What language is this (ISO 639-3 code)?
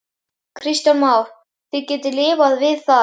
isl